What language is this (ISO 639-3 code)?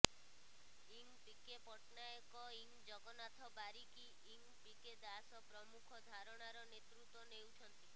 ori